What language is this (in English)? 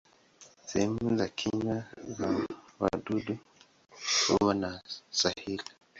Swahili